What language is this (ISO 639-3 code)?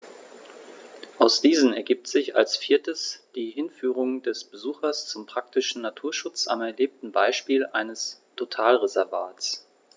deu